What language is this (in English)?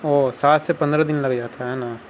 Urdu